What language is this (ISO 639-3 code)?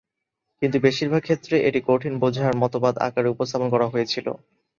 ben